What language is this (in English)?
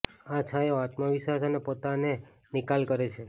Gujarati